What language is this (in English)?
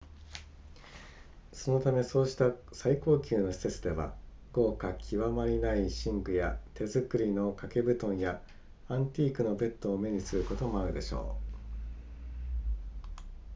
Japanese